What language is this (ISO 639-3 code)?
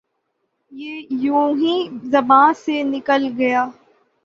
urd